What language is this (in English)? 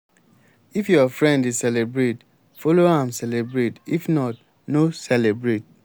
Nigerian Pidgin